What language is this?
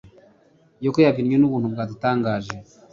Kinyarwanda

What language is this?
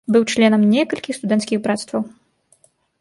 Belarusian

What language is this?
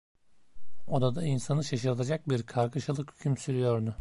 Turkish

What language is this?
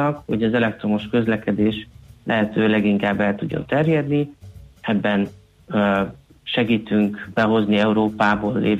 Hungarian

